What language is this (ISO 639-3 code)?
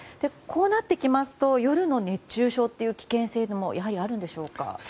jpn